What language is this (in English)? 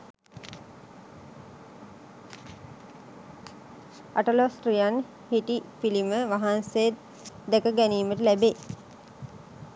Sinhala